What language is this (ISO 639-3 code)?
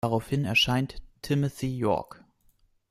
deu